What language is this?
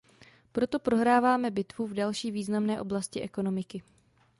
Czech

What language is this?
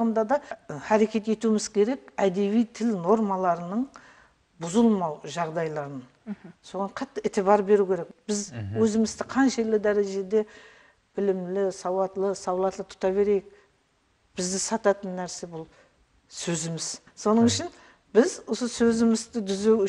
Russian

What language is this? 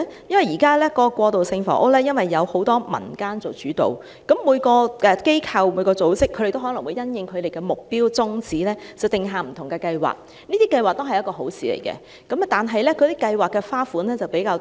Cantonese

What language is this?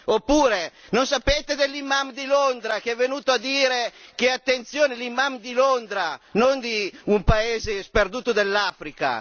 Italian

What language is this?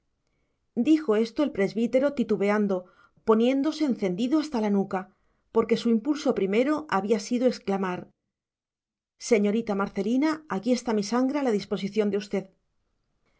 Spanish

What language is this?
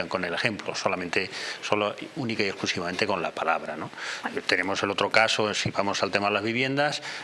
Spanish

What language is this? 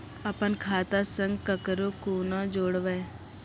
Maithili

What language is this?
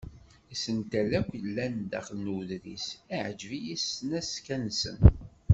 Kabyle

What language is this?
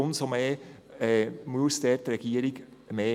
Swiss German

